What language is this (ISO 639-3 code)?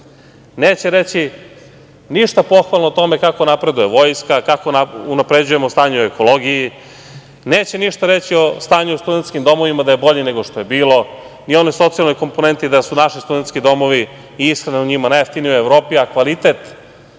srp